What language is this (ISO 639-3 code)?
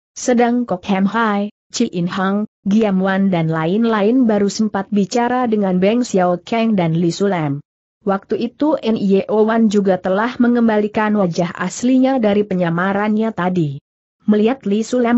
ind